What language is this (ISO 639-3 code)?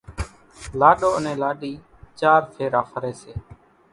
gjk